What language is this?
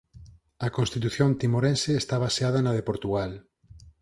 Galician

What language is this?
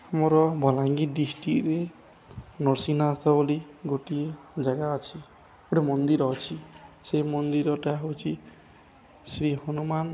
Odia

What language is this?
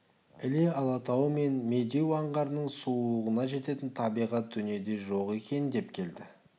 Kazakh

